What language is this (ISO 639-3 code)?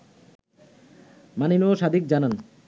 ben